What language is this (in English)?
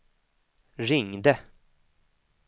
Swedish